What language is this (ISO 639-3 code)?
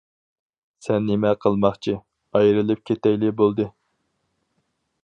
uig